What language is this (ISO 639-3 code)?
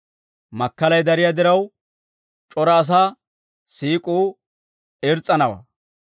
dwr